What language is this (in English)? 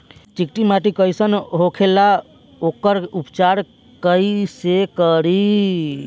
Bhojpuri